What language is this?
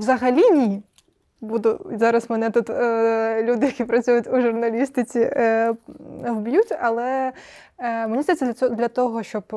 Ukrainian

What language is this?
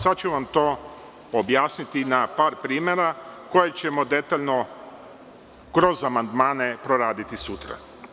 Serbian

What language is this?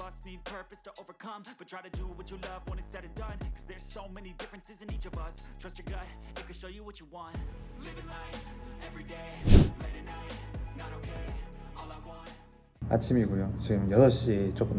Korean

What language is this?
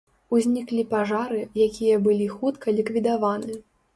Belarusian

